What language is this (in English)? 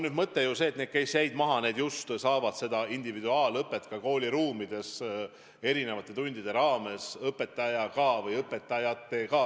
Estonian